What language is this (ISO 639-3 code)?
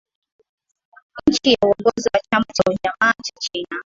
swa